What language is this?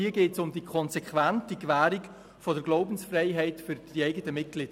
Swiss German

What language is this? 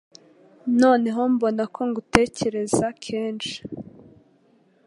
Kinyarwanda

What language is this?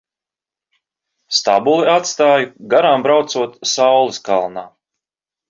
Latvian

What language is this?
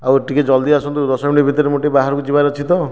Odia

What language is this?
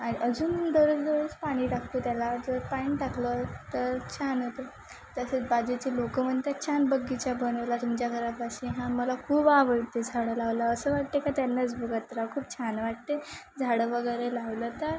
Marathi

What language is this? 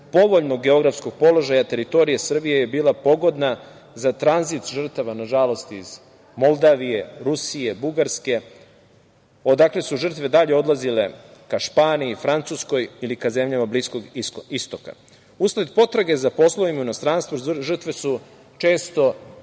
Serbian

